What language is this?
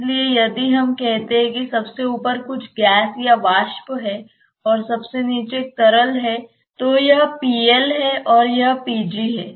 Hindi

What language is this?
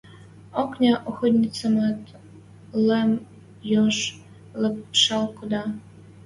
Western Mari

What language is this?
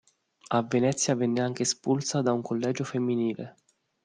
Italian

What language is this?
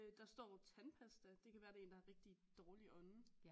Danish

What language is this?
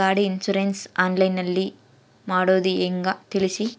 Kannada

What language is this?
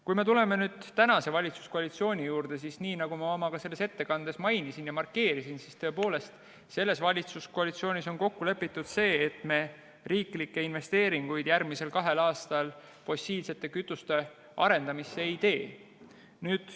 Estonian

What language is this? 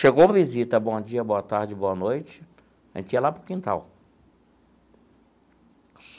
Portuguese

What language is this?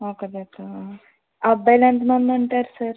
Telugu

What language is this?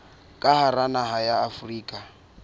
Southern Sotho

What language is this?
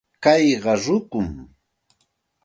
Santa Ana de Tusi Pasco Quechua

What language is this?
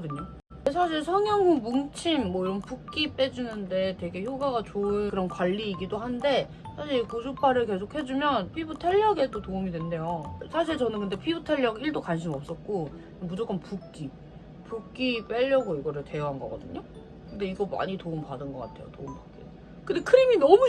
Korean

